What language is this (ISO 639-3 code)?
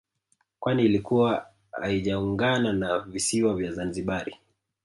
swa